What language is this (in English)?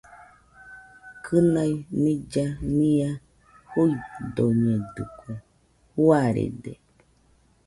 Nüpode Huitoto